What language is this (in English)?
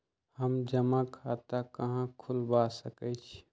Magahi